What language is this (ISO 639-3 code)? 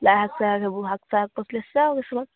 asm